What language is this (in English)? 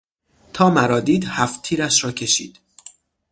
Persian